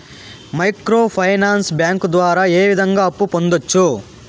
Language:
Telugu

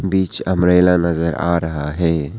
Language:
Hindi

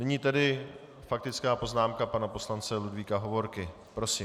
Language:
Czech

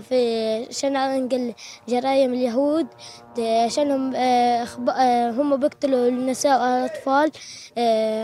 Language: Arabic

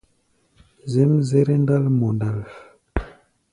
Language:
Gbaya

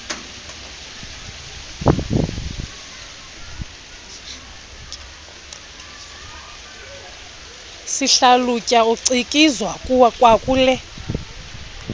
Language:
Xhosa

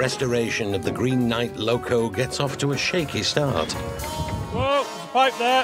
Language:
English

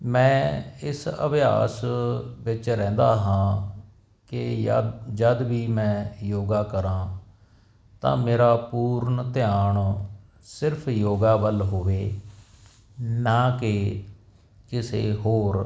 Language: Punjabi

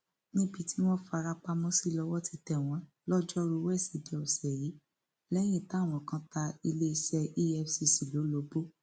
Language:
Yoruba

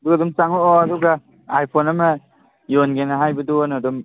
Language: Manipuri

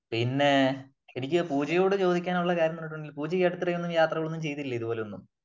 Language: Malayalam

